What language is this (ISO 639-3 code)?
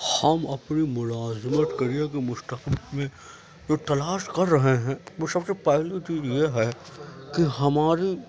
urd